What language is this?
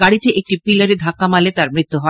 Bangla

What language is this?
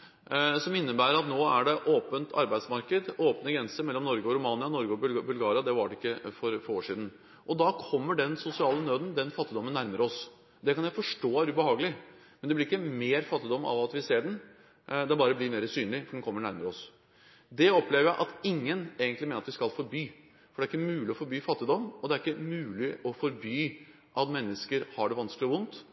Norwegian Bokmål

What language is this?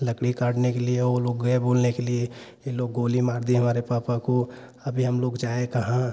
Hindi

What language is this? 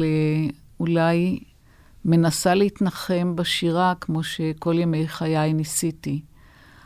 Hebrew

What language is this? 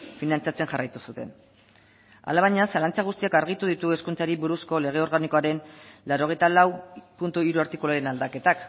Basque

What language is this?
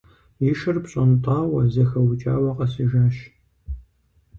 Kabardian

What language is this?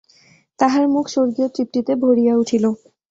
Bangla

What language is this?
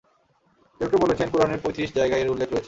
Bangla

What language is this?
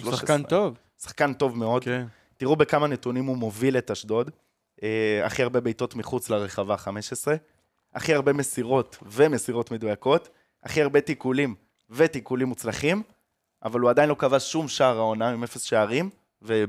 Hebrew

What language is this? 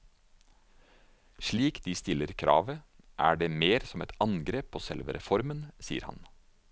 Norwegian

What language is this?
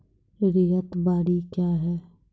Maithili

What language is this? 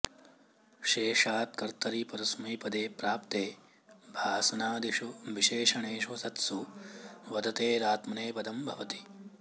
Sanskrit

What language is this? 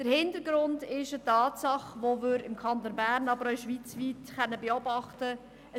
Swiss German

